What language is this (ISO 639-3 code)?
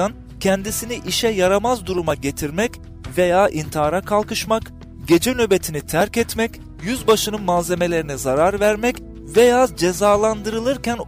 tur